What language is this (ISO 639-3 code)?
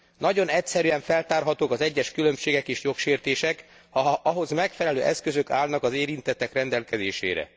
hun